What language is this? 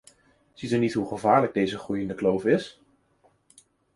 Dutch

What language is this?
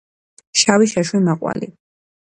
Georgian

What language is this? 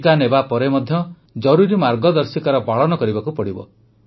Odia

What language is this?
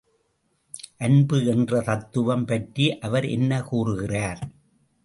Tamil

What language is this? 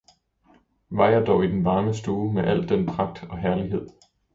Danish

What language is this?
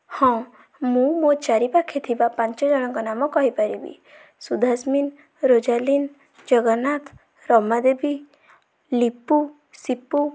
Odia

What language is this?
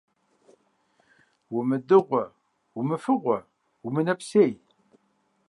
Kabardian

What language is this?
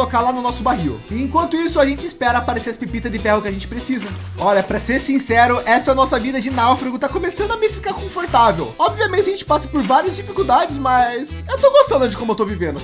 Portuguese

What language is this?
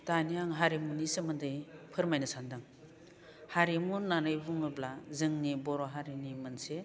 Bodo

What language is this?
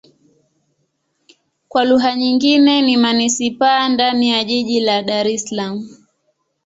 Swahili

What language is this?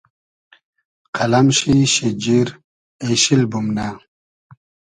Hazaragi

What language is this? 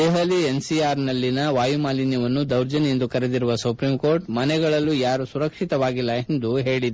Kannada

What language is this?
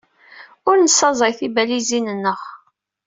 Kabyle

